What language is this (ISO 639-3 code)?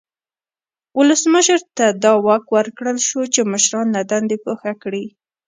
pus